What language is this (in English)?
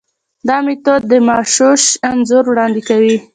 Pashto